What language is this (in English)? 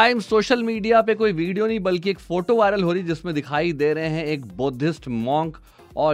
Hindi